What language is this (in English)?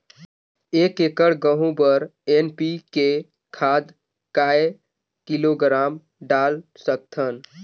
Chhattisgarhi